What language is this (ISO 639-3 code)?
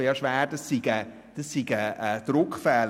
gsw